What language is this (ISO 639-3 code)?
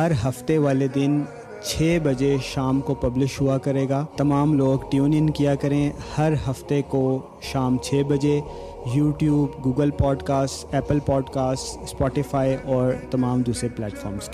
urd